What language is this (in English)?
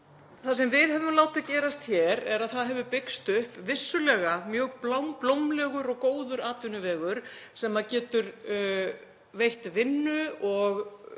Icelandic